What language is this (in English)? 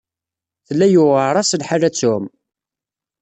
Kabyle